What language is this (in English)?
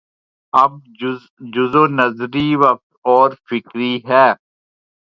Urdu